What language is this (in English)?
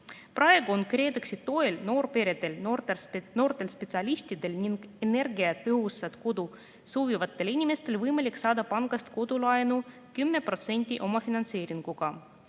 Estonian